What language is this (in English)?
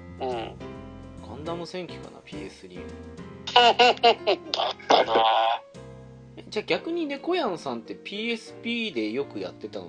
Japanese